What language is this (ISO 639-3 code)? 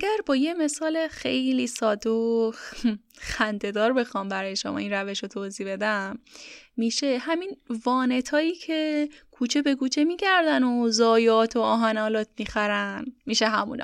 fas